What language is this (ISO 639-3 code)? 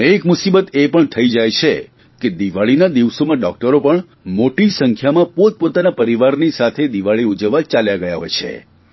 guj